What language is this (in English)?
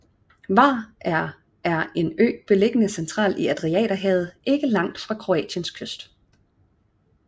Danish